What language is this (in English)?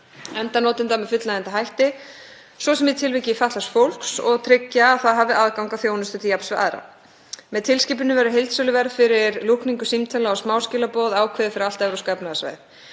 Icelandic